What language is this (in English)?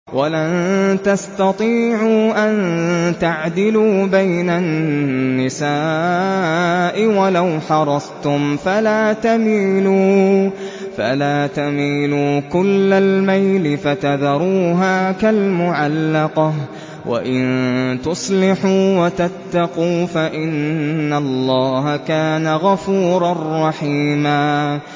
Arabic